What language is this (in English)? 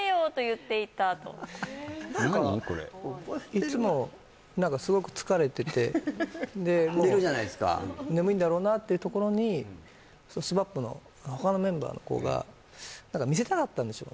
Japanese